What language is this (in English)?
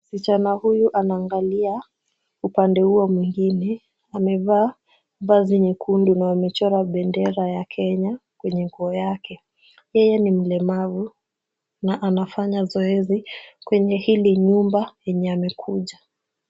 Swahili